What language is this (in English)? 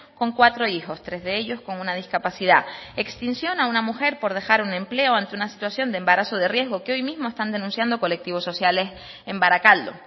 Spanish